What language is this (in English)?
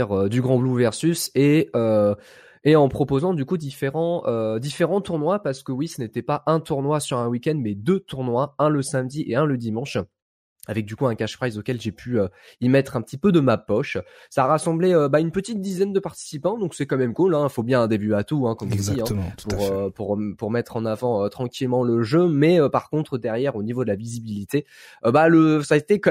French